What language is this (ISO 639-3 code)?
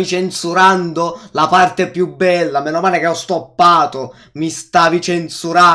ita